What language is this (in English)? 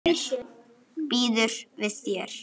Icelandic